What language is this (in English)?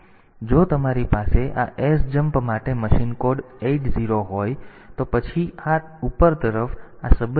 Gujarati